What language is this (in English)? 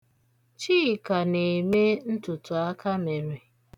Igbo